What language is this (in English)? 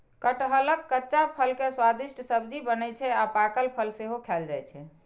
Maithili